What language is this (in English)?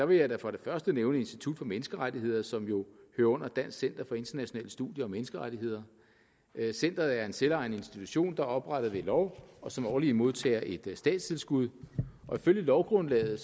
Danish